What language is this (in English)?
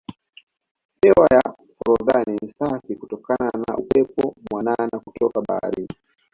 Swahili